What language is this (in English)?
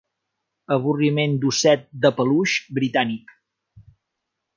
Catalan